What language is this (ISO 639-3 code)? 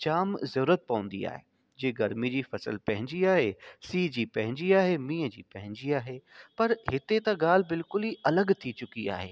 snd